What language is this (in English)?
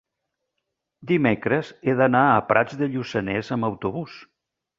Catalan